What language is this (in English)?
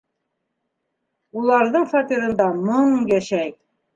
Bashkir